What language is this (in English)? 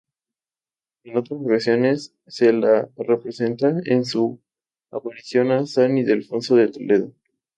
Spanish